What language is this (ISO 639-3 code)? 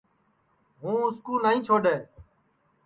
ssi